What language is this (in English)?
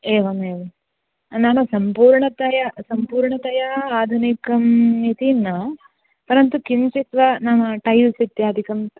Sanskrit